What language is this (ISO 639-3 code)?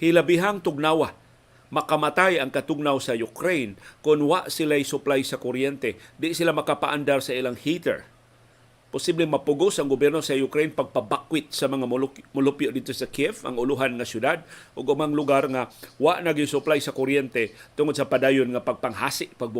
fil